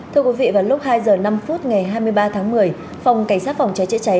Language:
Vietnamese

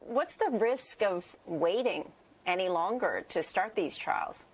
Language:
English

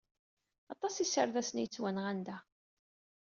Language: Kabyle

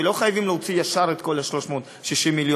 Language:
Hebrew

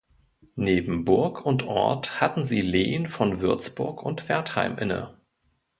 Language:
German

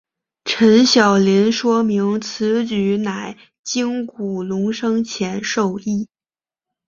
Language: Chinese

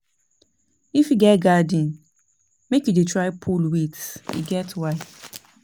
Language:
Nigerian Pidgin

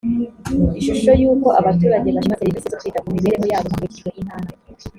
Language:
Kinyarwanda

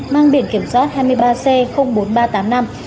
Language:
Vietnamese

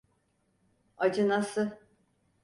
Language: Turkish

